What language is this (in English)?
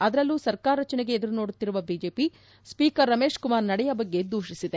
Kannada